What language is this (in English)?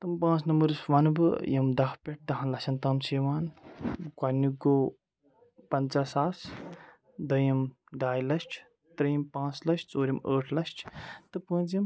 Kashmiri